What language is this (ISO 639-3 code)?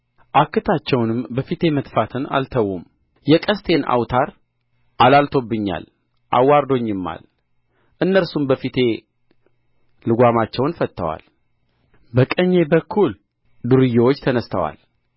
amh